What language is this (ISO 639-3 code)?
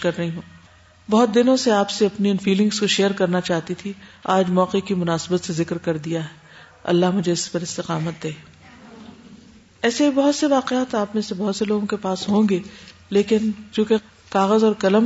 urd